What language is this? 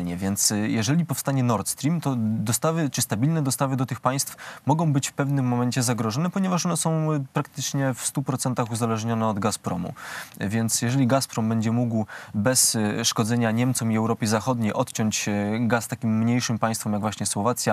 Polish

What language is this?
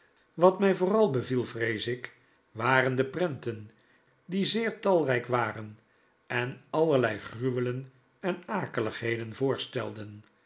Dutch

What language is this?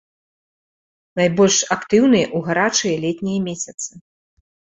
Belarusian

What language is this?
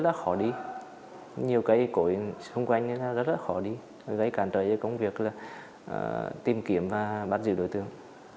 Vietnamese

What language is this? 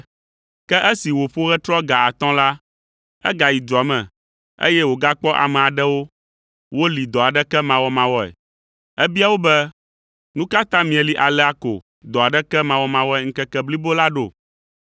Ewe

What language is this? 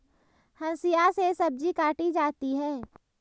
Hindi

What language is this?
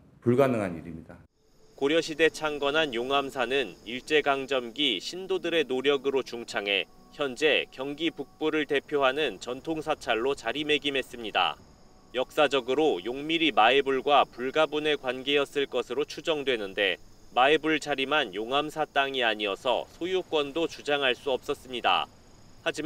Korean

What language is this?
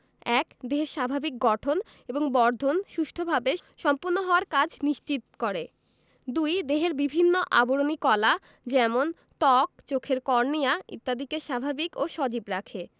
Bangla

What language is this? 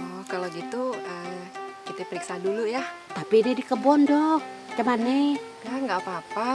Indonesian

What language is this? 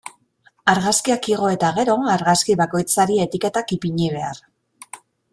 Basque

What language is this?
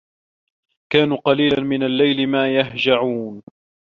Arabic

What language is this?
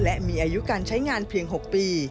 Thai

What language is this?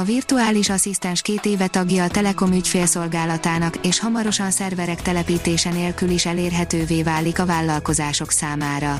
Hungarian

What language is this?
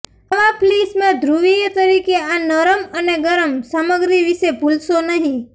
Gujarati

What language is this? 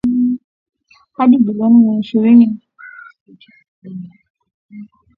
Swahili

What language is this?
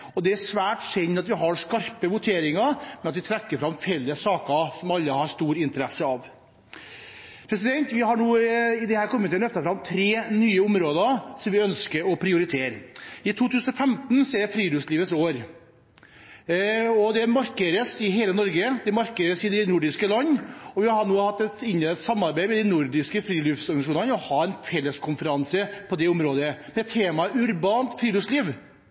Norwegian Bokmål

